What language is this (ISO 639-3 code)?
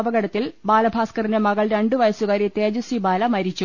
mal